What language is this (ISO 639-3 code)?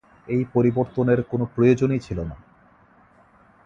ben